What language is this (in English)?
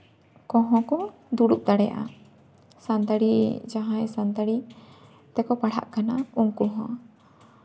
Santali